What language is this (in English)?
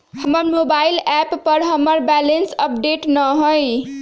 Magahi